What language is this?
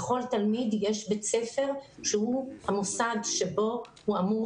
Hebrew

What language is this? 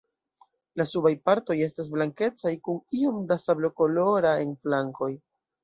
Esperanto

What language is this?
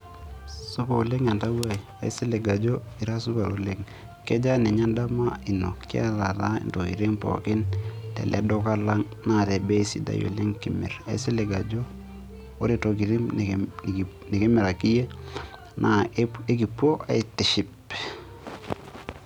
Masai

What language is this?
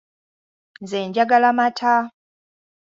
Ganda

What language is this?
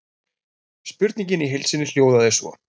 Icelandic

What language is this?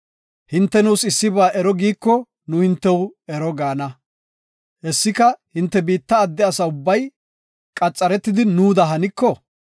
Gofa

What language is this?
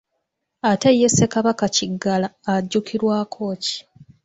Ganda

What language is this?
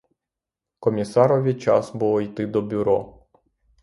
Ukrainian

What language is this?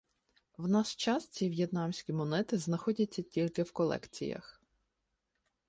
Ukrainian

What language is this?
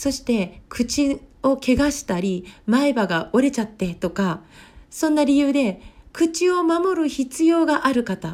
Japanese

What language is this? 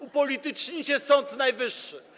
Polish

